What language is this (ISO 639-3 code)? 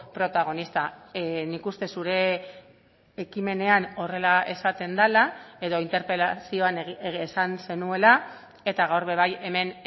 eus